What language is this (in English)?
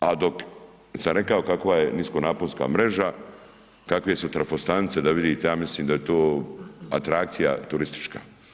Croatian